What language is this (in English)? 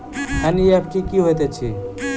Maithili